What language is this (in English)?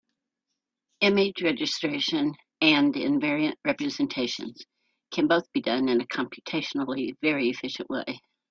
English